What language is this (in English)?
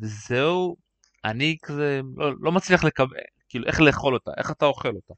Hebrew